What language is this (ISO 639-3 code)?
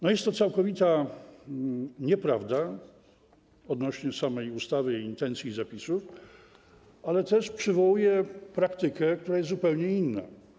pol